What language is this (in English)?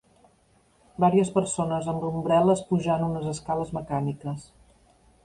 Catalan